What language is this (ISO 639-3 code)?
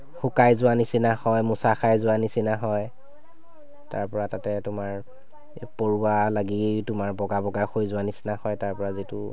asm